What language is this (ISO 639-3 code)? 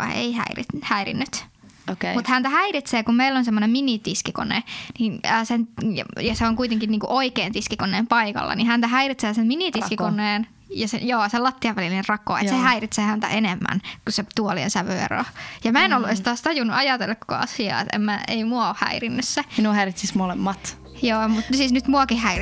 fin